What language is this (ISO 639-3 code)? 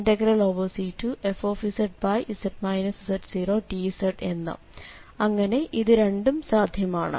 mal